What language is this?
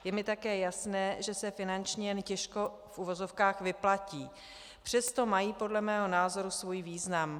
Czech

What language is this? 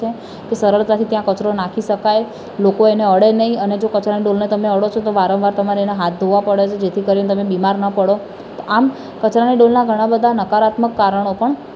Gujarati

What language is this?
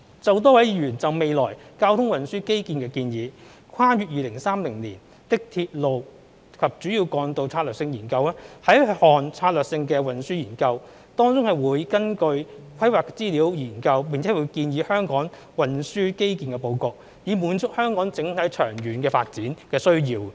Cantonese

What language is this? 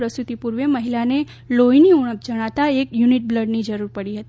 Gujarati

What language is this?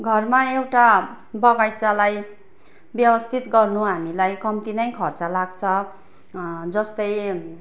Nepali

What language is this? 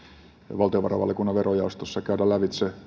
Finnish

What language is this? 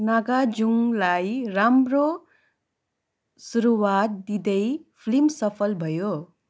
Nepali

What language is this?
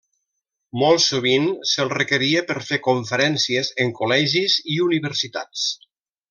Catalan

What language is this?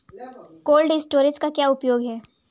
Hindi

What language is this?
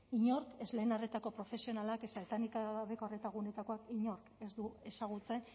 Basque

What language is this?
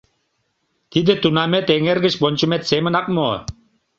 Mari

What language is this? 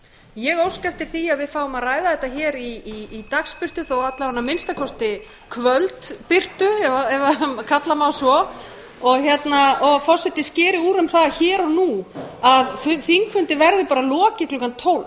Icelandic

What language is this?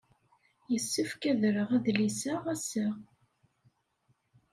Kabyle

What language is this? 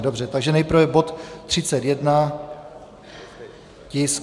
Czech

